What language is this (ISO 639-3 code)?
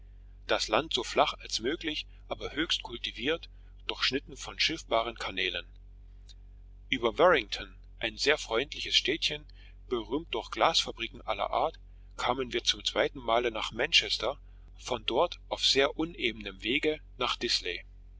deu